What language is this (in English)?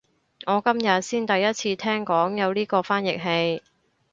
Cantonese